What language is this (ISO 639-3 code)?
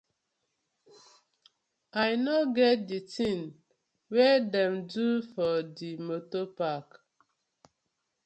pcm